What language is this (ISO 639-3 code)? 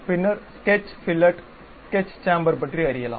tam